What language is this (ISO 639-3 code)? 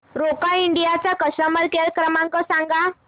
mar